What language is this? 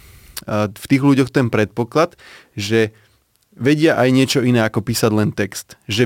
Slovak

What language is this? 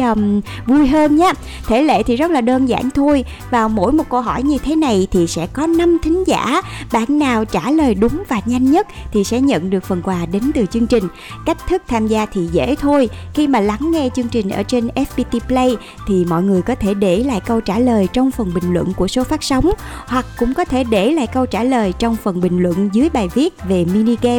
Vietnamese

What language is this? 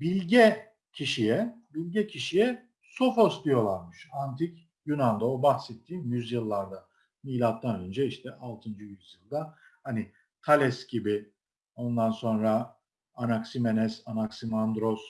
Turkish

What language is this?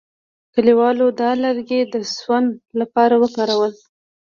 Pashto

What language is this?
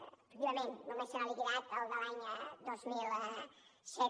Catalan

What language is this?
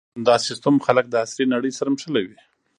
Pashto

